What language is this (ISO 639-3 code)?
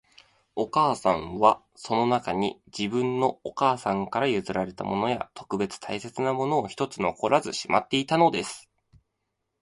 jpn